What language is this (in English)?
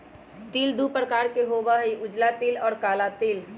Magahi